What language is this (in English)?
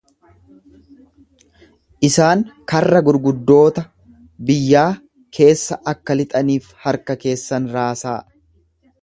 Oromo